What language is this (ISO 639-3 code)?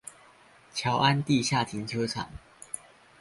zho